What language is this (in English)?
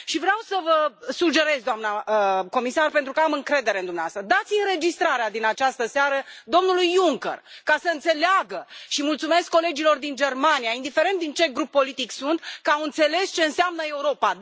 Romanian